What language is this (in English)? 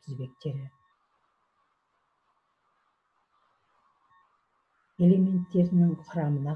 Turkish